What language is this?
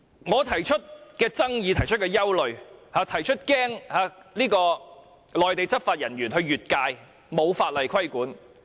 Cantonese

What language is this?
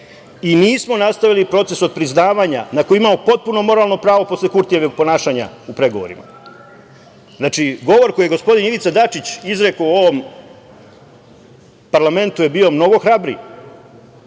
Serbian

